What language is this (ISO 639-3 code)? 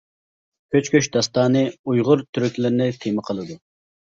uig